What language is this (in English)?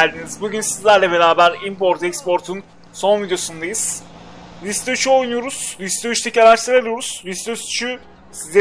Turkish